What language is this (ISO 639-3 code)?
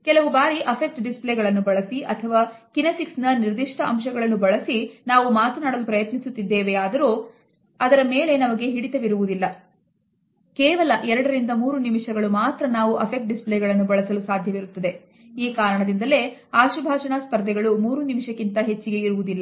kan